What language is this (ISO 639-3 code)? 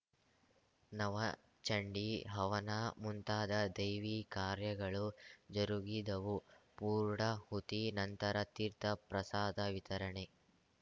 kan